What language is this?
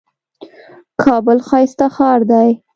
Pashto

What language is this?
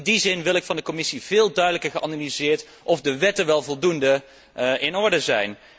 Dutch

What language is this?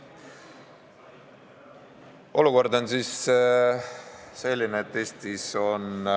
Estonian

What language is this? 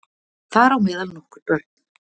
Icelandic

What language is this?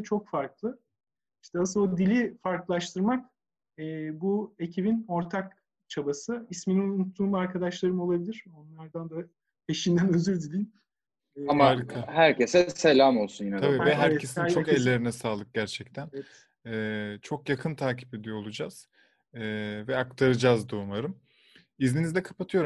Turkish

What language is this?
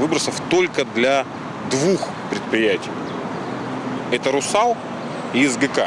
Russian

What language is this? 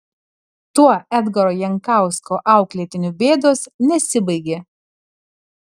Lithuanian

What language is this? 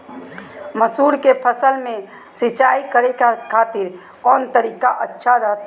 Magahi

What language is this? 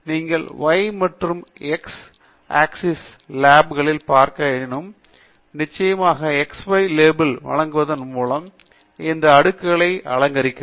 Tamil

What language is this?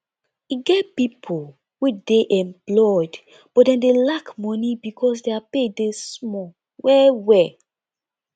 Nigerian Pidgin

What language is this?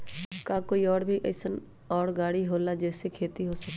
Magahi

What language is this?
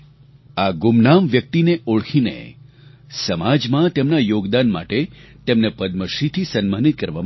Gujarati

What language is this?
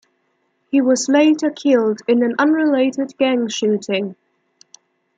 English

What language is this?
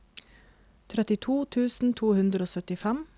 Norwegian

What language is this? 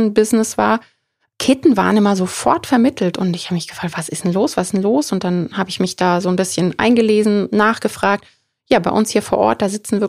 German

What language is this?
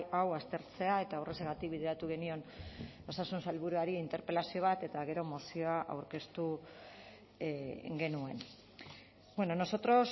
Basque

